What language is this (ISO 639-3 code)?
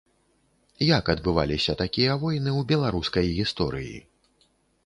bel